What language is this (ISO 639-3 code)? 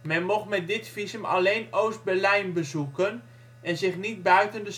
nld